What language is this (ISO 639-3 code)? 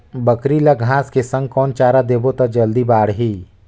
hne